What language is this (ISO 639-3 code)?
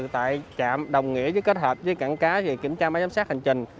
vie